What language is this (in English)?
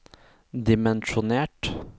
Norwegian